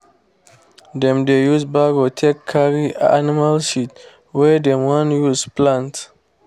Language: Nigerian Pidgin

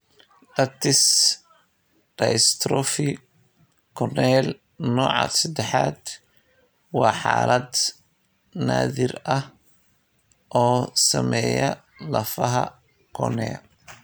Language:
Somali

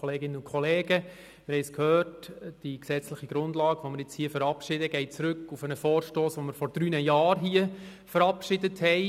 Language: Swiss German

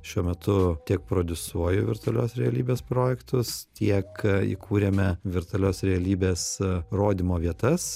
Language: Lithuanian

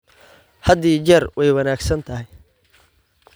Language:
Somali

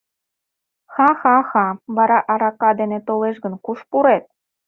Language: Mari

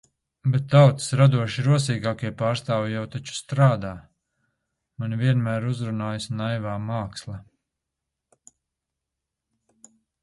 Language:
Latvian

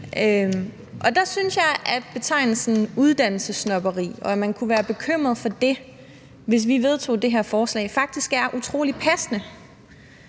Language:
Danish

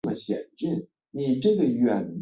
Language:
Chinese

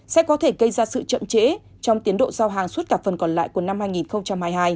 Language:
Vietnamese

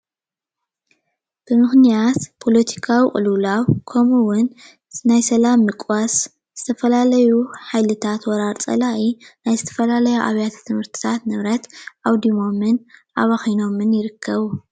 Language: Tigrinya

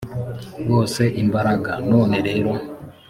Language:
Kinyarwanda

